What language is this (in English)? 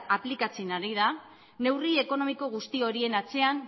Basque